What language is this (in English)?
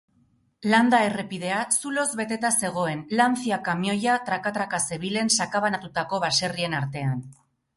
Basque